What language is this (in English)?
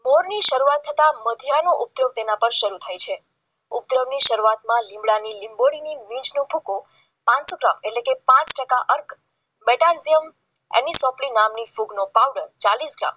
Gujarati